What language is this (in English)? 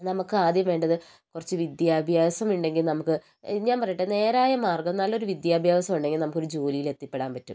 Malayalam